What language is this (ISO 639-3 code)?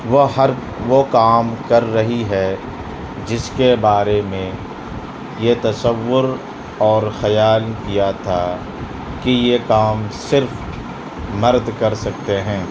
urd